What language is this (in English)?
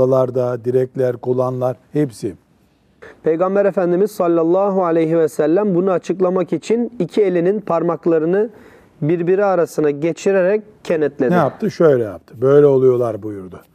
Turkish